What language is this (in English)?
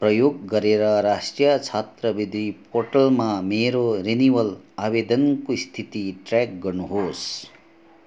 Nepali